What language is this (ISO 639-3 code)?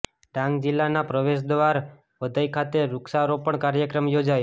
guj